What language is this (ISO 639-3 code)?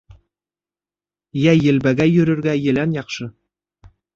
bak